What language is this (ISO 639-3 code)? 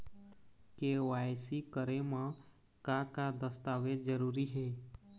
hne